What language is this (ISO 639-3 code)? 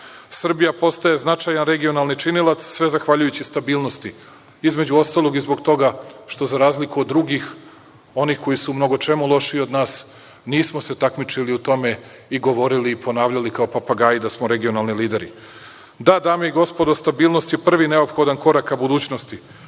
srp